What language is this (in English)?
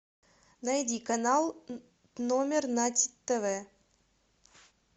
Russian